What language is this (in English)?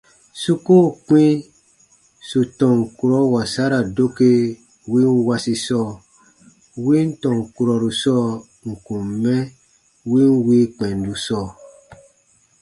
Baatonum